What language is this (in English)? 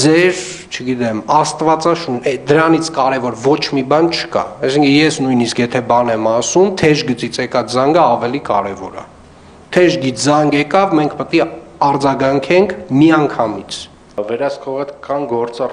Romanian